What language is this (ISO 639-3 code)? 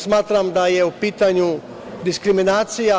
srp